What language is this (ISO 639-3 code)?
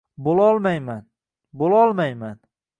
uzb